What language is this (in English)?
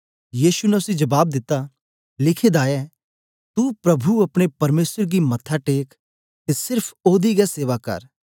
Dogri